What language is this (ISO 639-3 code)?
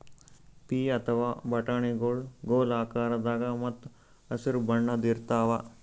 kan